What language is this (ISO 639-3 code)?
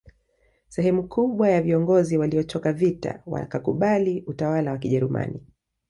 swa